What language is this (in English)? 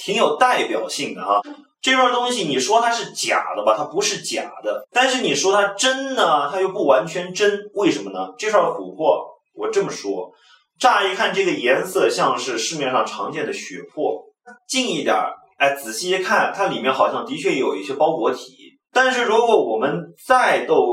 Chinese